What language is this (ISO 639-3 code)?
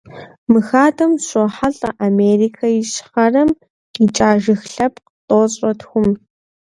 kbd